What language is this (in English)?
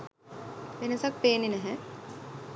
Sinhala